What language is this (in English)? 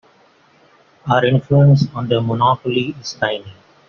English